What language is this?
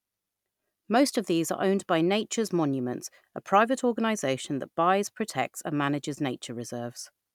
English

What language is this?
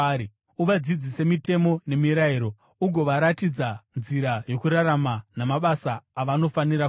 Shona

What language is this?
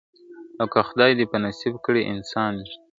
Pashto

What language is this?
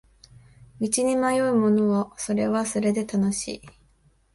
Japanese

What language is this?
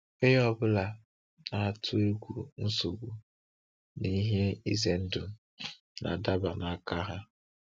Igbo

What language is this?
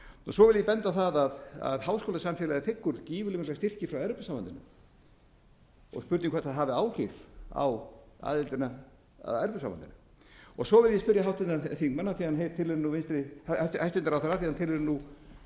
Icelandic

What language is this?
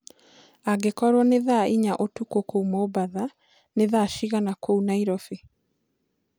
Kikuyu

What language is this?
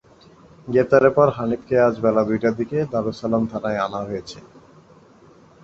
Bangla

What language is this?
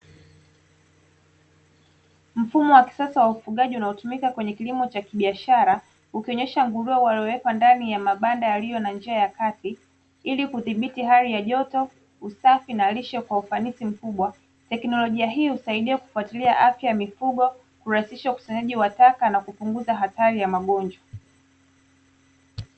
Swahili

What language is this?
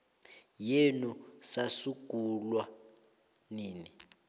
South Ndebele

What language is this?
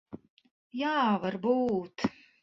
Latvian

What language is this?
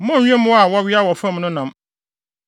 Akan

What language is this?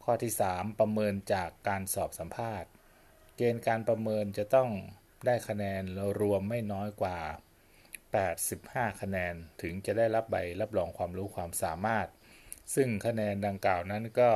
Thai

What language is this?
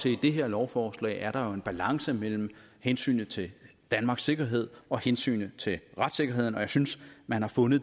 Danish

